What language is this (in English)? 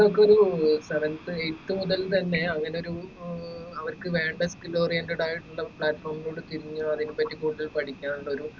Malayalam